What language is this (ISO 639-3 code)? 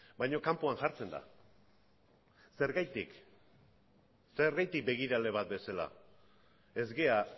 eus